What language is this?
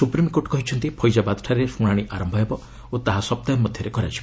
Odia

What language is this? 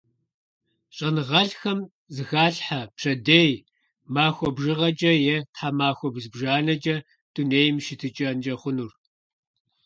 Kabardian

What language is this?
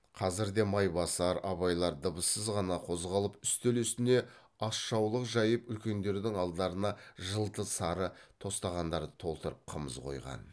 Kazakh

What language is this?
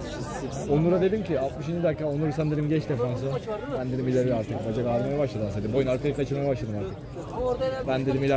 Turkish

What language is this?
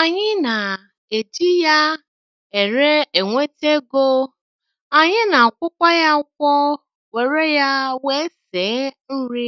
Igbo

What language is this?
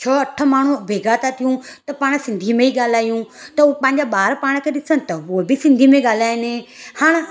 Sindhi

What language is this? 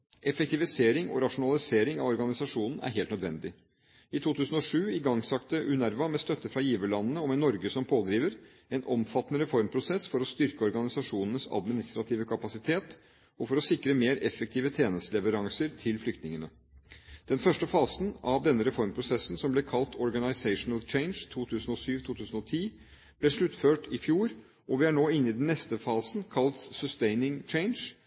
Norwegian Bokmål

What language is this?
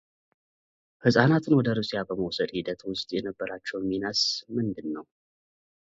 Amharic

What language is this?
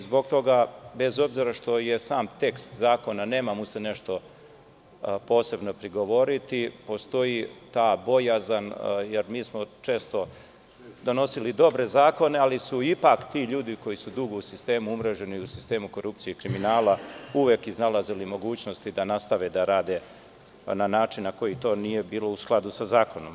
Serbian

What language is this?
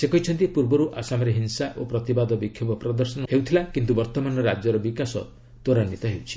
Odia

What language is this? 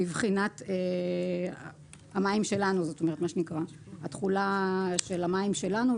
Hebrew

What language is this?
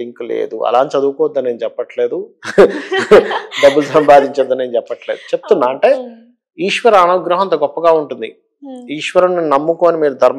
Telugu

